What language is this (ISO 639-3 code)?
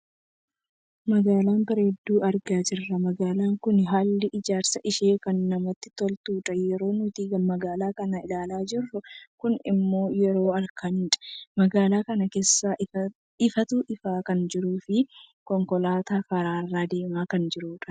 orm